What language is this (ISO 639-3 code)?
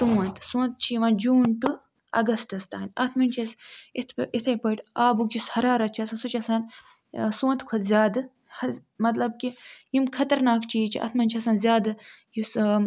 kas